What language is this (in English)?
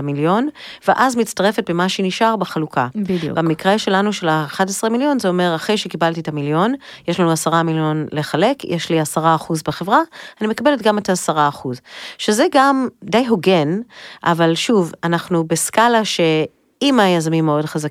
Hebrew